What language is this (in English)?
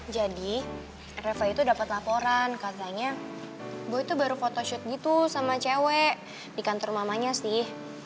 Indonesian